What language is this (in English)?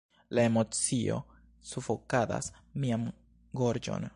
Esperanto